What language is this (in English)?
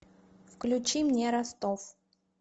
Russian